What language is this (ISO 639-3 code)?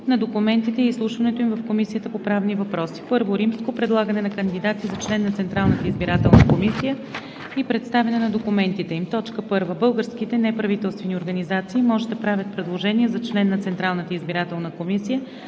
bul